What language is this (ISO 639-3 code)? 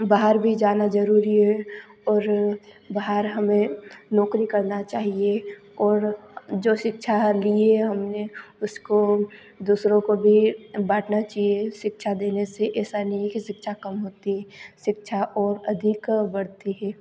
hin